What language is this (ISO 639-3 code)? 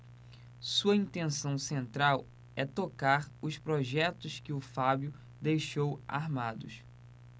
por